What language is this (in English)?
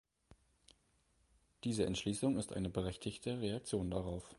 German